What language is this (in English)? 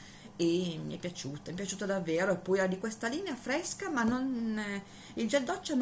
Italian